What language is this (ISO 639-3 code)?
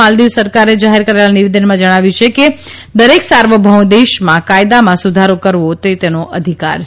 guj